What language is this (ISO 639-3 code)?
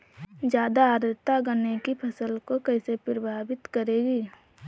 hin